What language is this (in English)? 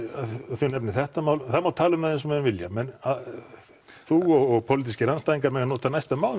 Icelandic